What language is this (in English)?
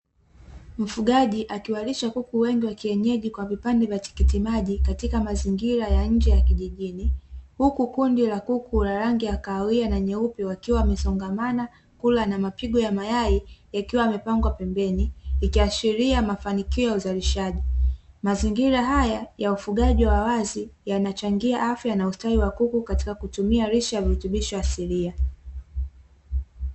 Swahili